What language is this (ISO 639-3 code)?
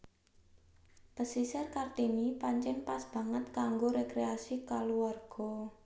jav